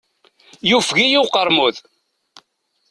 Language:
Kabyle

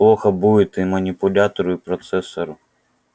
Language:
Russian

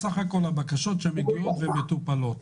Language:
Hebrew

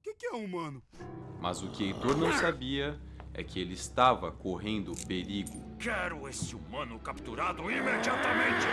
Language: Portuguese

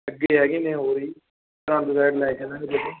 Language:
Punjabi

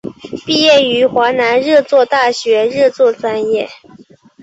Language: Chinese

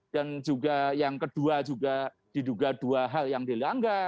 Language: Indonesian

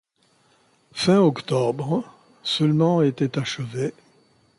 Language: French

